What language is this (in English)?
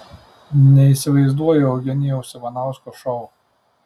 Lithuanian